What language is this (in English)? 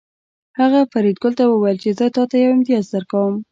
Pashto